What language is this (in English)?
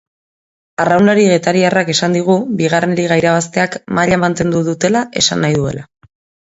Basque